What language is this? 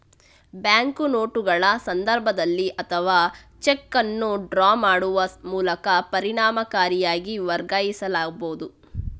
Kannada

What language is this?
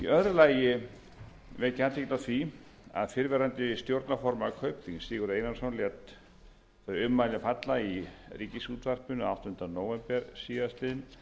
Icelandic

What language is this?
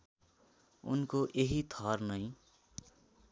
Nepali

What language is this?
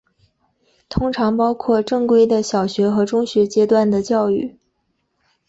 Chinese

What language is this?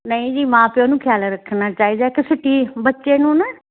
Punjabi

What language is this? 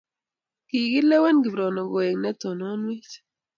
Kalenjin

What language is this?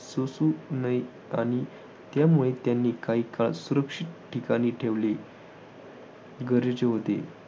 Marathi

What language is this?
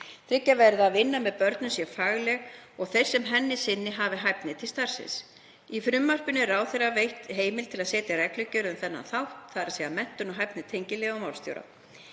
Icelandic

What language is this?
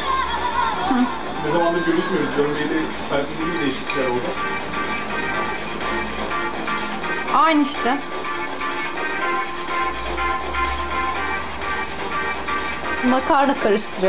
Turkish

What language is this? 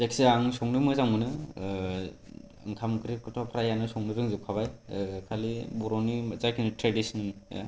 Bodo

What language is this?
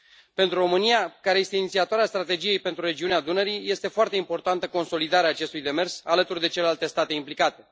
Romanian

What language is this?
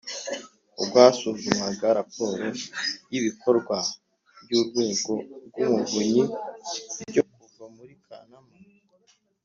Kinyarwanda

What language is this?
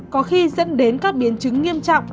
Vietnamese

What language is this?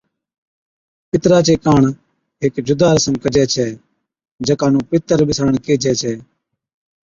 Od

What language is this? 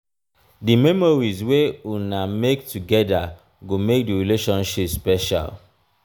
Nigerian Pidgin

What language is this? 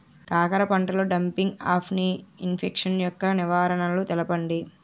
Telugu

